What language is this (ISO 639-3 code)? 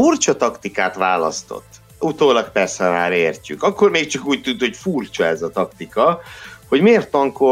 hun